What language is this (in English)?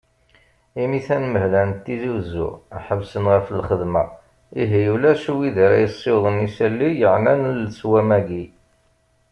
Kabyle